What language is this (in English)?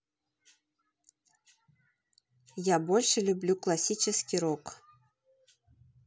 Russian